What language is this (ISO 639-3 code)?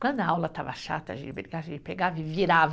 por